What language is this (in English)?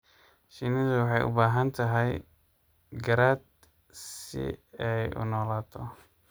Somali